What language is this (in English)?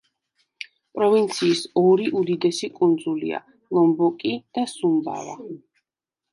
Georgian